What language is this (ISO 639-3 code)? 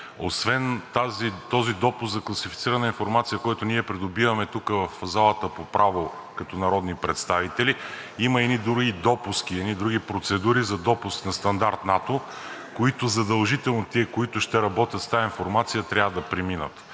bul